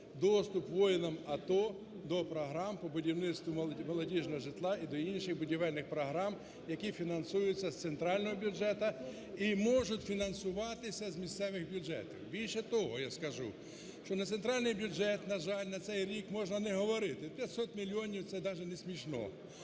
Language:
Ukrainian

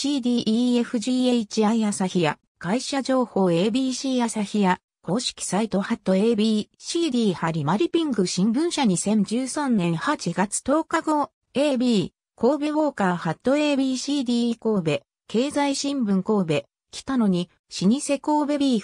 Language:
Japanese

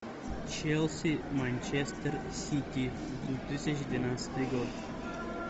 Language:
Russian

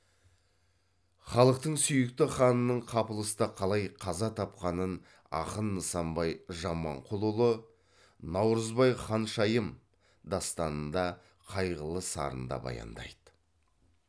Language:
Kazakh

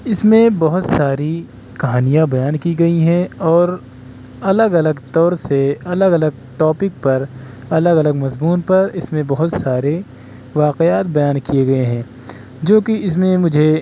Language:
Urdu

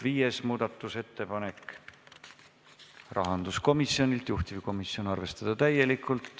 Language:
Estonian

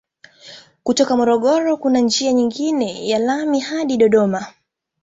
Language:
Swahili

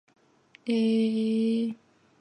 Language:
Chinese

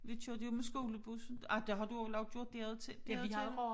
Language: Danish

